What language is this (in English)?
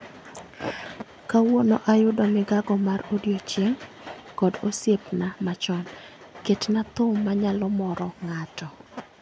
Luo (Kenya and Tanzania)